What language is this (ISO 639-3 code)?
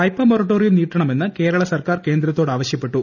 mal